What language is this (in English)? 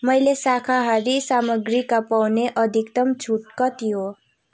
Nepali